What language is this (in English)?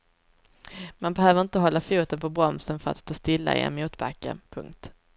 Swedish